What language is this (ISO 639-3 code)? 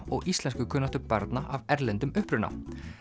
isl